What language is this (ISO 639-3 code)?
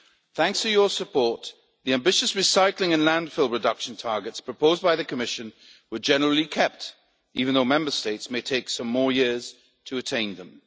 eng